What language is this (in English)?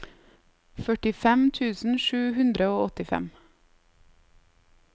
Norwegian